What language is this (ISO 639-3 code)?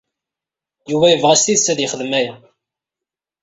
kab